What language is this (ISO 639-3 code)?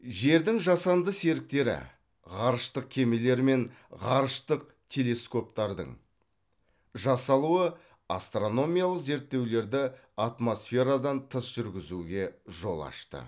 kaz